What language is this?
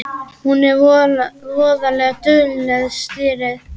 Icelandic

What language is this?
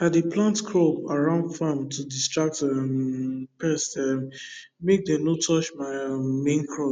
Nigerian Pidgin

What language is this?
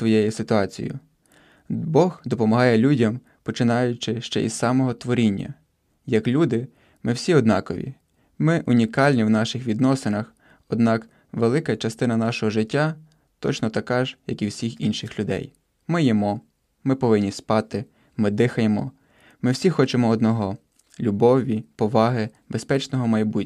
Ukrainian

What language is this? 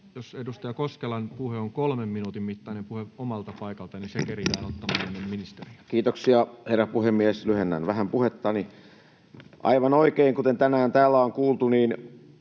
Finnish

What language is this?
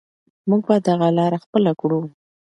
Pashto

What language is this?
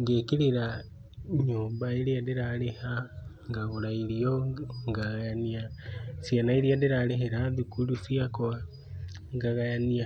Kikuyu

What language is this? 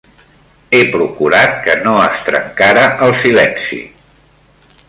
Catalan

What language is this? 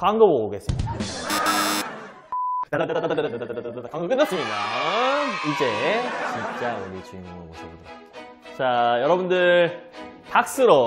Korean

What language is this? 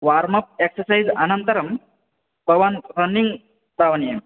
Sanskrit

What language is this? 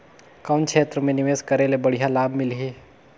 Chhattisgarhi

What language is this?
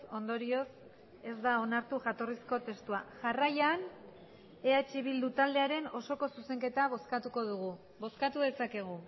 Basque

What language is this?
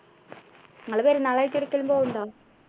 Malayalam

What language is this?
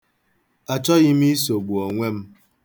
Igbo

